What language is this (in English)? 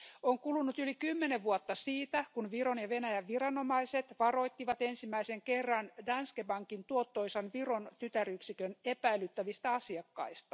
Finnish